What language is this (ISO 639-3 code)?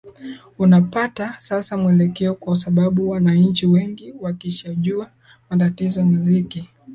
swa